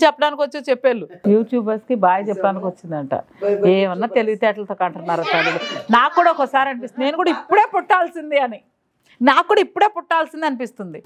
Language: Telugu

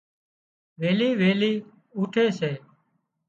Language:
Wadiyara Koli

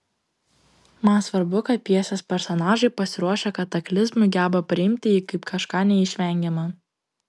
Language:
Lithuanian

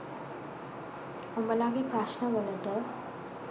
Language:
Sinhala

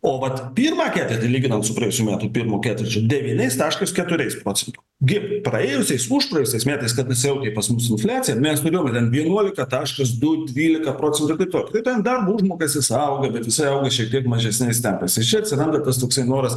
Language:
Lithuanian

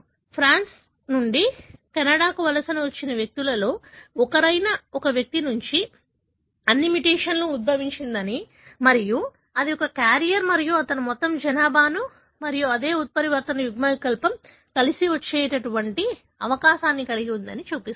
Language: Telugu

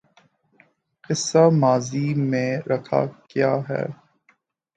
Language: Urdu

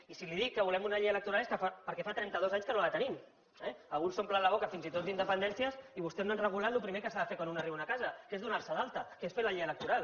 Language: Catalan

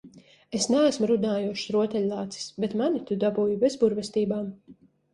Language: Latvian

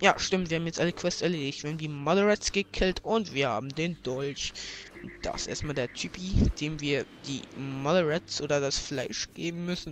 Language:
German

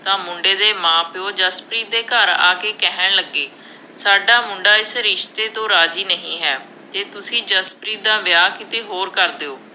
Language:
Punjabi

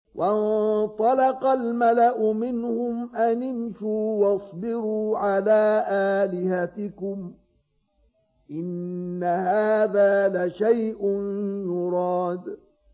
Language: Arabic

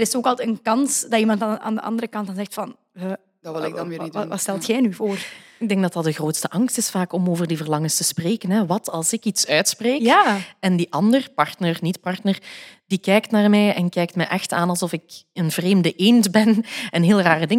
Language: Dutch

